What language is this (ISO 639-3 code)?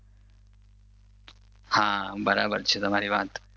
guj